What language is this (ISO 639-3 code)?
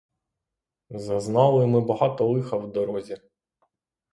ukr